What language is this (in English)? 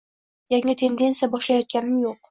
Uzbek